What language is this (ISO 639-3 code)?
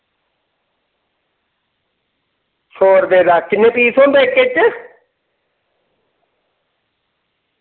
doi